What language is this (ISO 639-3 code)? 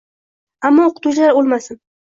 uzb